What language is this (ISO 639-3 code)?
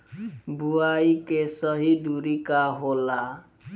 bho